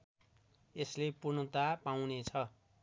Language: Nepali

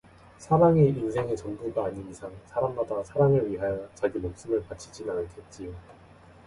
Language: Korean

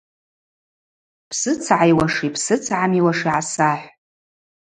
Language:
Abaza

